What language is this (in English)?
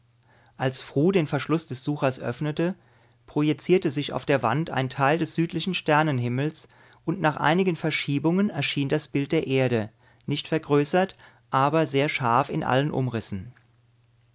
German